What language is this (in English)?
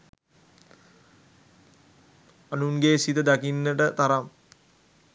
Sinhala